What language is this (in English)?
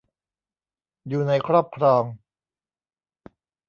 Thai